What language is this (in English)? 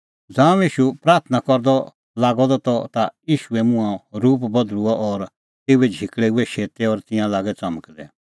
Kullu Pahari